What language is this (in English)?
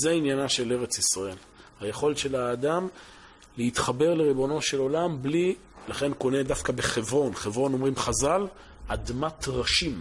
Hebrew